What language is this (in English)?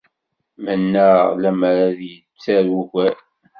Kabyle